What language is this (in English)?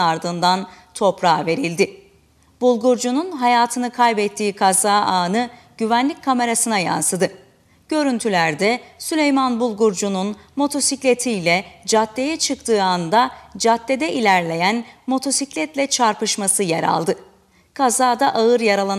Turkish